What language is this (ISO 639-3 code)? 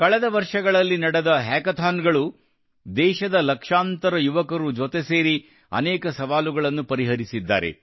kan